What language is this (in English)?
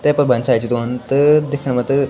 Garhwali